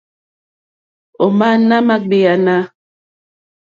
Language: Mokpwe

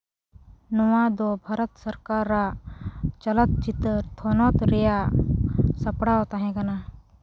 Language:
Santali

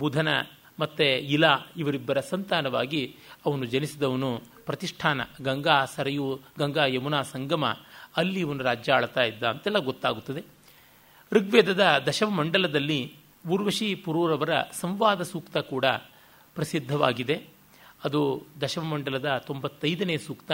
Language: Kannada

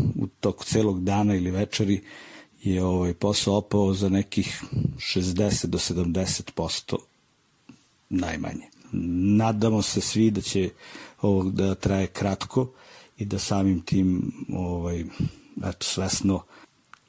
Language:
Croatian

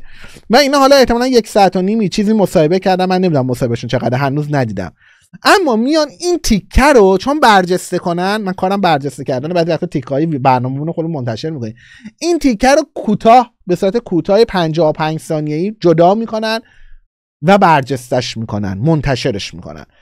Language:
Persian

